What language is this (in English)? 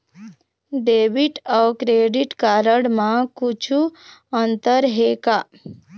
Chhattisgarhi